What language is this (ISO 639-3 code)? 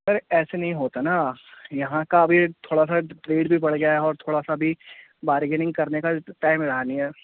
urd